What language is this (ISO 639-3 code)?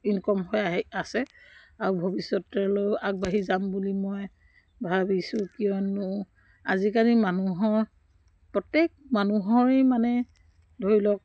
asm